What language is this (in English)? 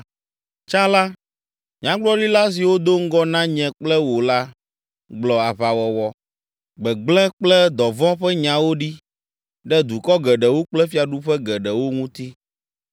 Ewe